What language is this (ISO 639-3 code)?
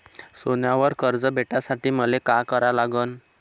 mar